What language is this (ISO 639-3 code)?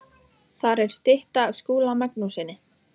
isl